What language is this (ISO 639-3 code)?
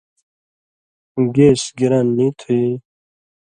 mvy